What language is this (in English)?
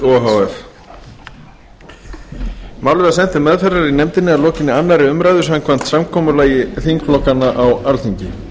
Icelandic